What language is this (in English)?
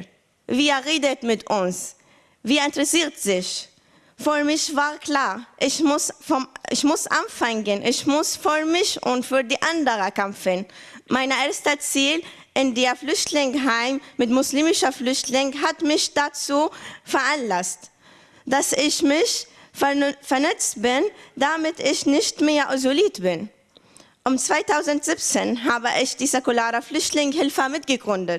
German